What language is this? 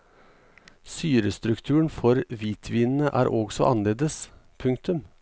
Norwegian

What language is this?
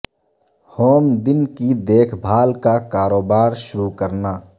Urdu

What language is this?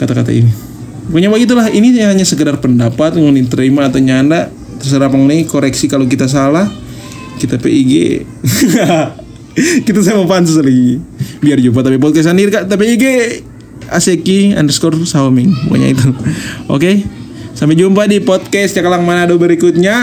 Indonesian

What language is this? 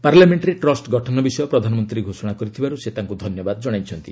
Odia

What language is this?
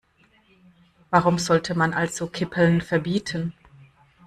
German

